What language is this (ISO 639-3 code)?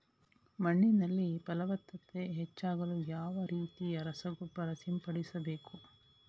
kan